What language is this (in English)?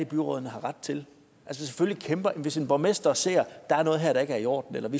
Danish